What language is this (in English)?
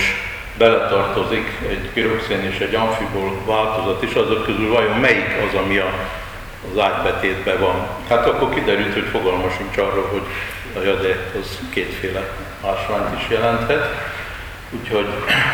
Hungarian